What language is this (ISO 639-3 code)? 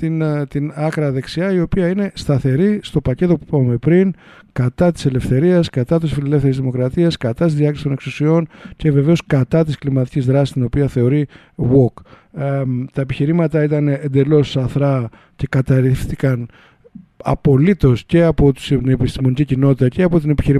ell